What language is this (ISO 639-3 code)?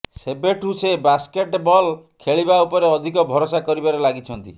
ori